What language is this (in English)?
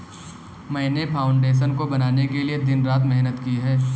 Hindi